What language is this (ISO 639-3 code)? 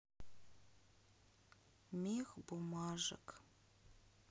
rus